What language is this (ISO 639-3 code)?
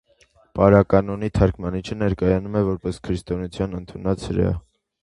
hye